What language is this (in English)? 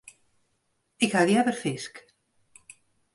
Western Frisian